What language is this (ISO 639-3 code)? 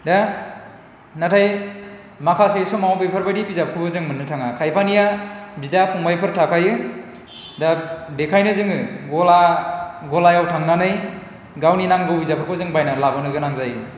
brx